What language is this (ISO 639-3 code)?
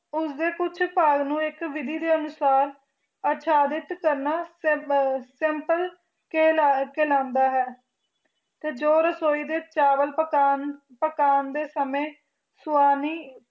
pan